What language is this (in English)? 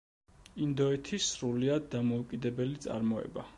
Georgian